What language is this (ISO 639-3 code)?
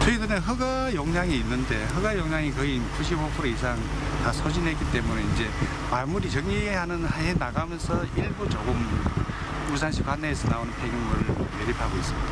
kor